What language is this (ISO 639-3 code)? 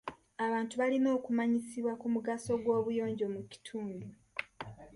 lug